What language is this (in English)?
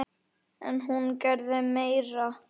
Icelandic